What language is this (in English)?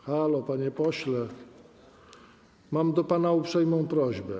Polish